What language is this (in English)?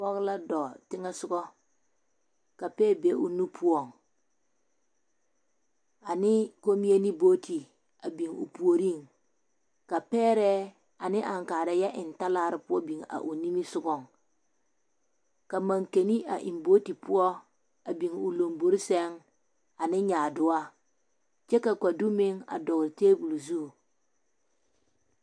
Southern Dagaare